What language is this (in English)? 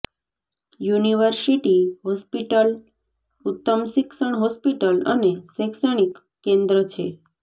Gujarati